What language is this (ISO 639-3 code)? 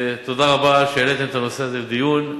heb